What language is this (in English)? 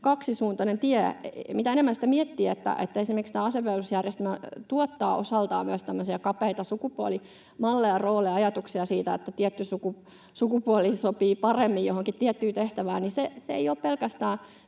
Finnish